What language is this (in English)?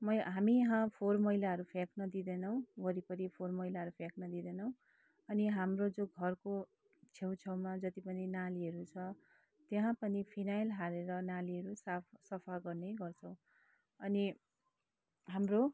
Nepali